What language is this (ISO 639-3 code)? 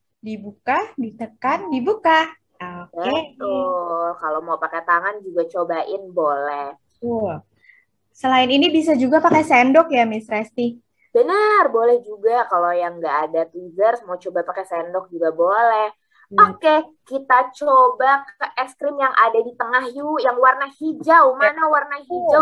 ind